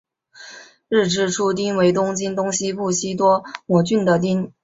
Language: Chinese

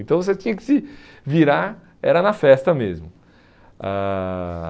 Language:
Portuguese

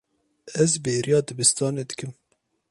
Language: Kurdish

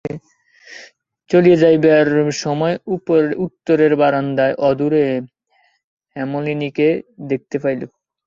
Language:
Bangla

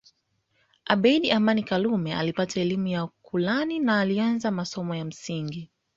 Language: Swahili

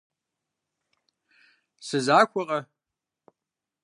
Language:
Kabardian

